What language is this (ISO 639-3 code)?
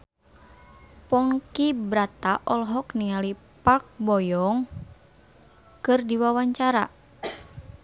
sun